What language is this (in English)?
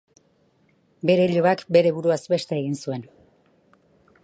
Basque